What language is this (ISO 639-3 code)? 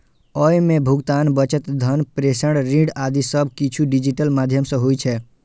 mai